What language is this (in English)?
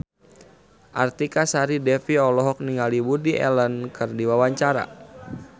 Sundanese